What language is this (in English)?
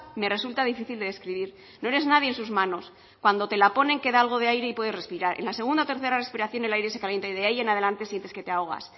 Spanish